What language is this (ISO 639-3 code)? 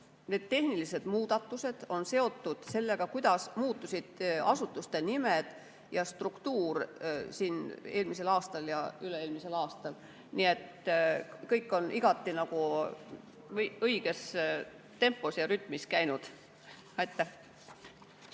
est